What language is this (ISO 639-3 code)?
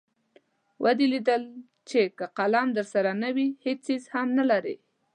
pus